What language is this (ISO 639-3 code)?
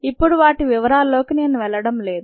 tel